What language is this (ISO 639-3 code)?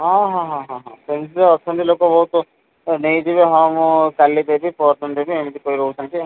ori